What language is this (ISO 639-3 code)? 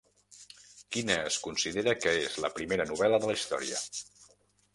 cat